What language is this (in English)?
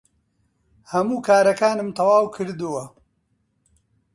Central Kurdish